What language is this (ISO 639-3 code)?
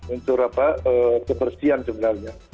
ind